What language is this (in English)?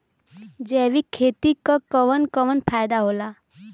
Bhojpuri